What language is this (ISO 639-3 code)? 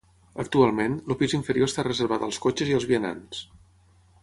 cat